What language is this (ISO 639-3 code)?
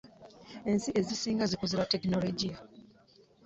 lug